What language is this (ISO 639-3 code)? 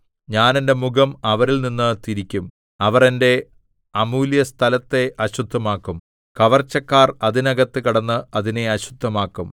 mal